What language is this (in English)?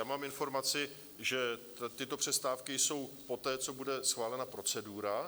Czech